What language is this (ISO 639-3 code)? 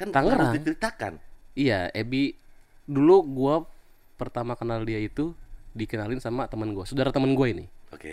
ind